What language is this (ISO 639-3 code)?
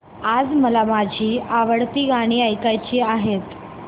mar